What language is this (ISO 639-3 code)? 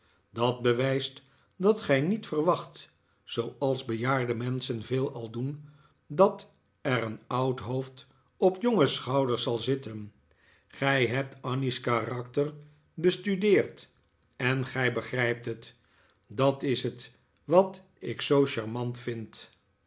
nld